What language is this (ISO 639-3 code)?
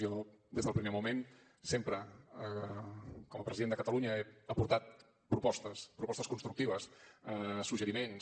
cat